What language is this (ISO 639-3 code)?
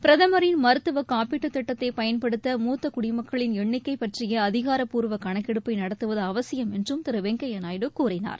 tam